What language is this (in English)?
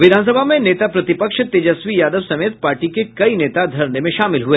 Hindi